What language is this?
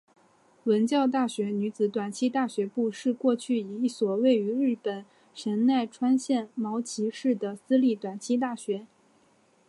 Chinese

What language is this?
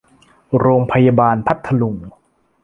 Thai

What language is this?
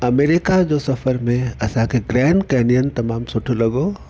Sindhi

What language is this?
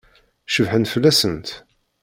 Kabyle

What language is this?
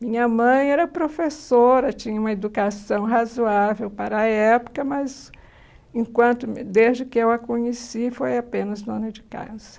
Portuguese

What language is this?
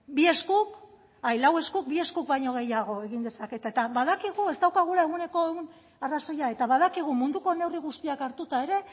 Basque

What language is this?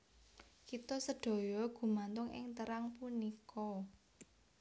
Javanese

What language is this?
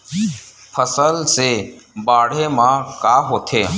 Chhattisgarhi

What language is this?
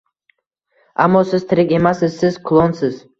Uzbek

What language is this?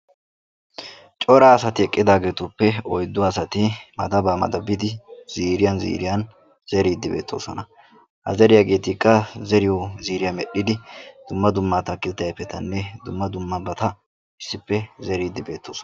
Wolaytta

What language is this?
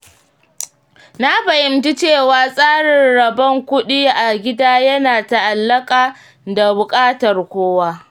Hausa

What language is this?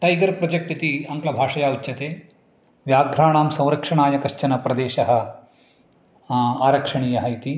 Sanskrit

